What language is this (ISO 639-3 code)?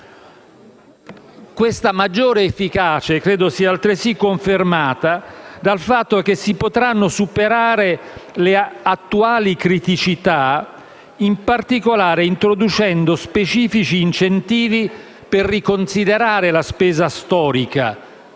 ita